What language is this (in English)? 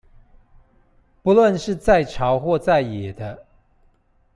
Chinese